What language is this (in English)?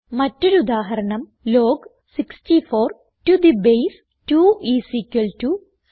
Malayalam